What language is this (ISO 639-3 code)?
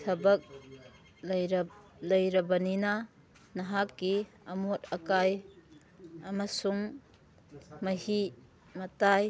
mni